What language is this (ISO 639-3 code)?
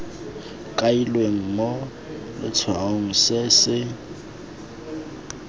tsn